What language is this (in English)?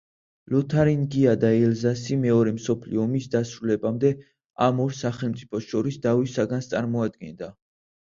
Georgian